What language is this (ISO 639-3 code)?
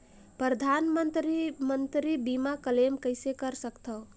hne